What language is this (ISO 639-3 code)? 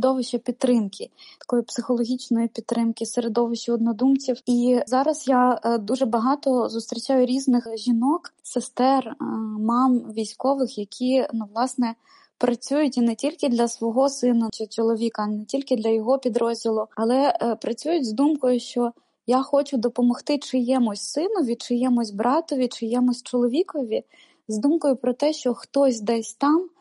ukr